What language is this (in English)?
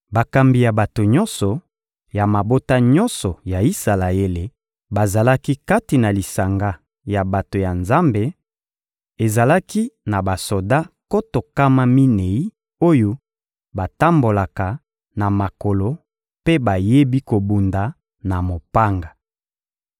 Lingala